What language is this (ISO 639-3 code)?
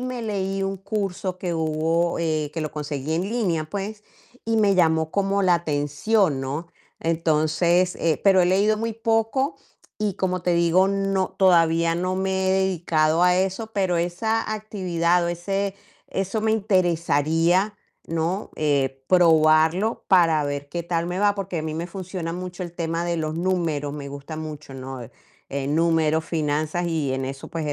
spa